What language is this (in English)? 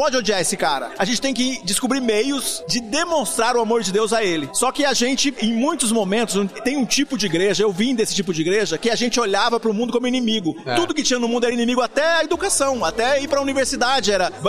Portuguese